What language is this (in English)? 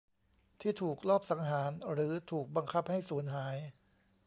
Thai